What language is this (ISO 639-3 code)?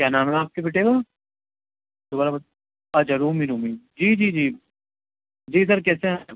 urd